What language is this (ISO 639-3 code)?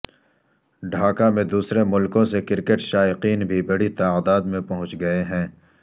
urd